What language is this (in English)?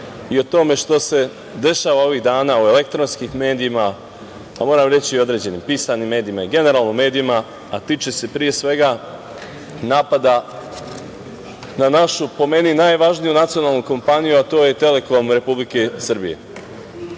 Serbian